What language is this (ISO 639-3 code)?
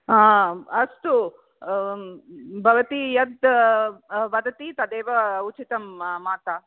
san